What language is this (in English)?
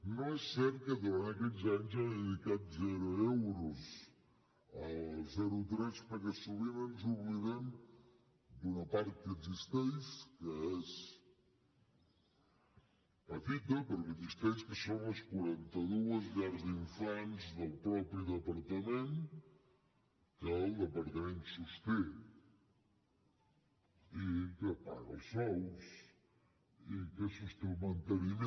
Catalan